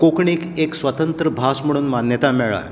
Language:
Konkani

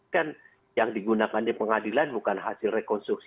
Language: Indonesian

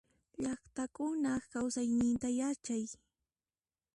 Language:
Puno Quechua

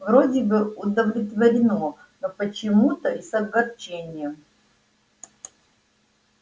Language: Russian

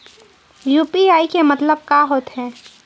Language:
Chhattisgarhi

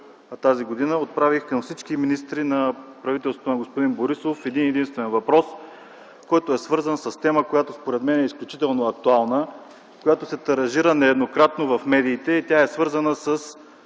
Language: Bulgarian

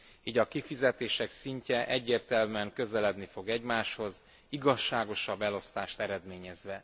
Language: Hungarian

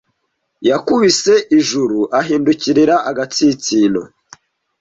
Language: Kinyarwanda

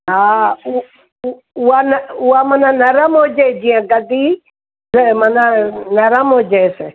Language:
Sindhi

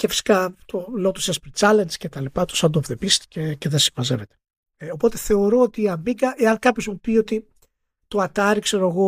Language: Greek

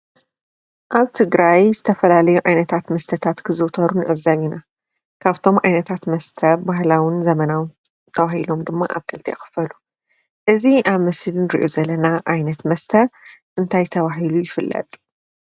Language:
Tigrinya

